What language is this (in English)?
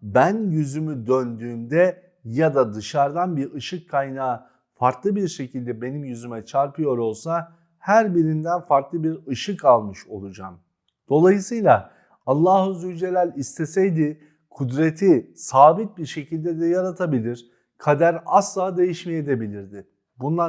Turkish